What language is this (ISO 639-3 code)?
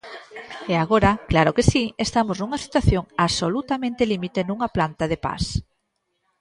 glg